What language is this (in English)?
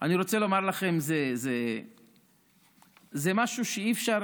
Hebrew